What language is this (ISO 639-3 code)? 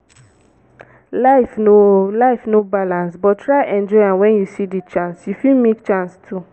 pcm